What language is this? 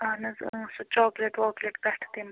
Kashmiri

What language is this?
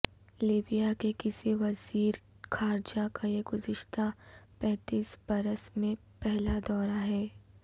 Urdu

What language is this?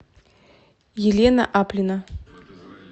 Russian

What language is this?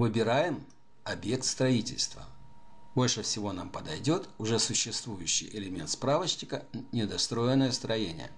Russian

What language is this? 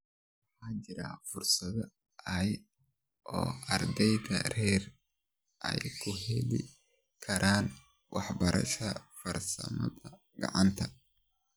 Somali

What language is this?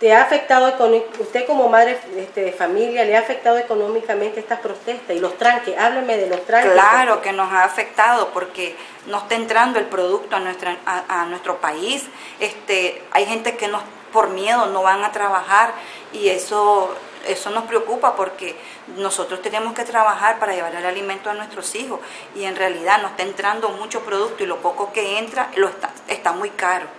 Spanish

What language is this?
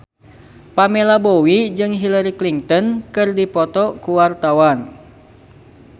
Sundanese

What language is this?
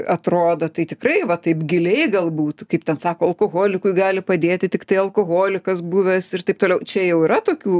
Lithuanian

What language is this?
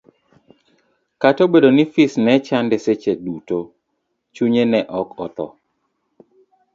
Luo (Kenya and Tanzania)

